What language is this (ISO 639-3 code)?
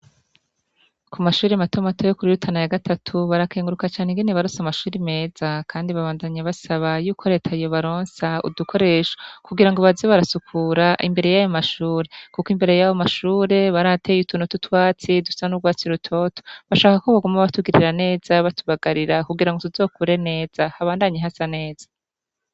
run